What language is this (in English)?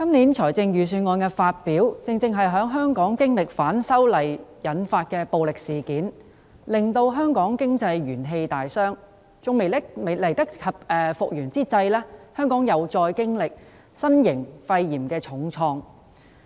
Cantonese